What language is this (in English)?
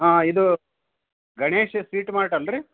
Kannada